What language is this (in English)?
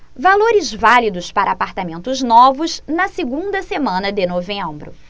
Portuguese